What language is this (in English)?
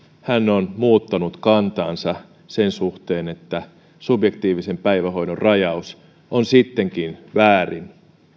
Finnish